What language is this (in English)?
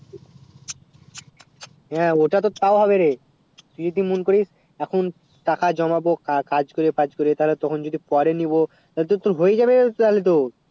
Bangla